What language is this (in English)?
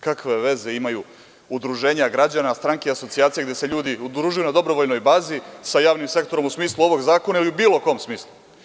Serbian